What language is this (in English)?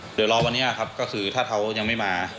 Thai